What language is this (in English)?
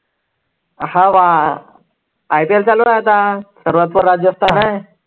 Marathi